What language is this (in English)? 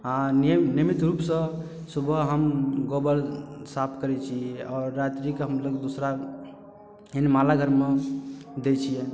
Maithili